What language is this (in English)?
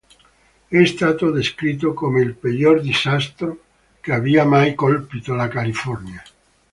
Italian